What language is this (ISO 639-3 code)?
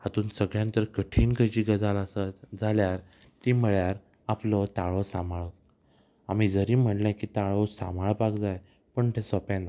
kok